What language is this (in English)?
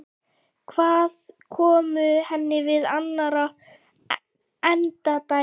Icelandic